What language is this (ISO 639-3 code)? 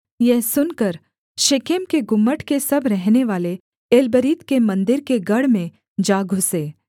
hin